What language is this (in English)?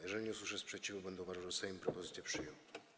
Polish